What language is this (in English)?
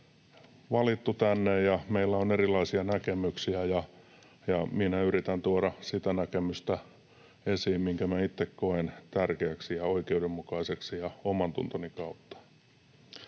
Finnish